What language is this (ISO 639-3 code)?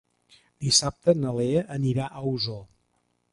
cat